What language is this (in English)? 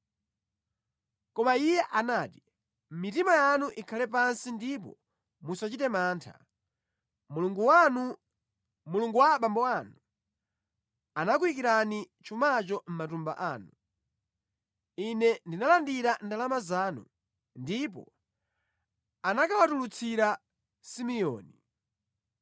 Nyanja